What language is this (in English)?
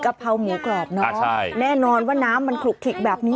Thai